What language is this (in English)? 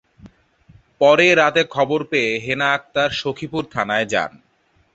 Bangla